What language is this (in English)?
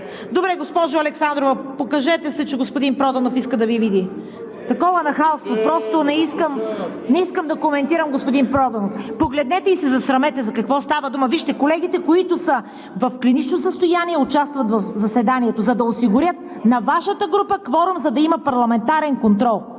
Bulgarian